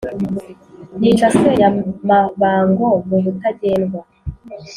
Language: Kinyarwanda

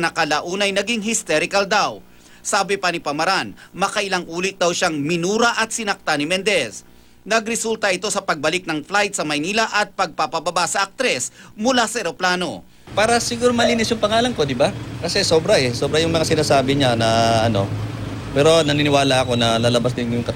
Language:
Filipino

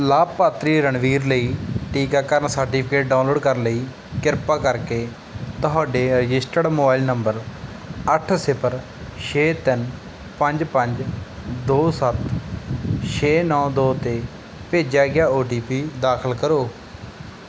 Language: Punjabi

